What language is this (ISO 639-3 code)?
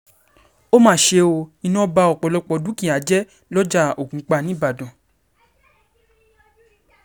yor